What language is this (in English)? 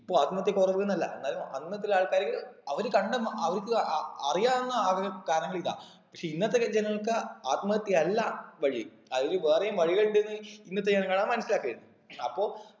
Malayalam